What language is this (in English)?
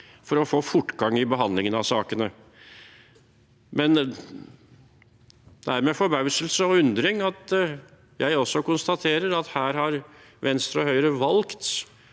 Norwegian